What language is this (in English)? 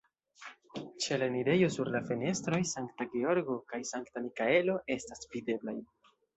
Esperanto